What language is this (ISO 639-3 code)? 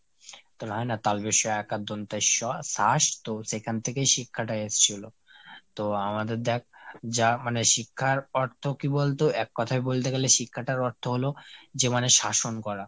ben